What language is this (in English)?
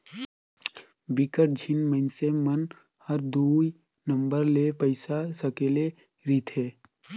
Chhattisgarhi